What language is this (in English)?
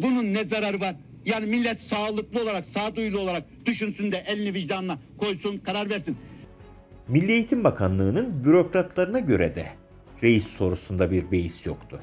Turkish